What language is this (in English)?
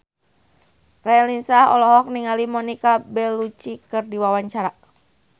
Sundanese